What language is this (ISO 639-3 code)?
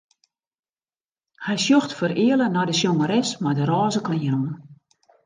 fry